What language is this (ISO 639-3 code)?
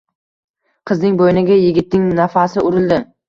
uzb